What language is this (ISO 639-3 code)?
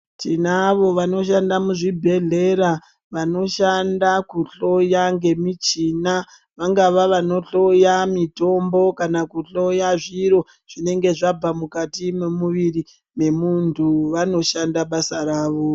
ndc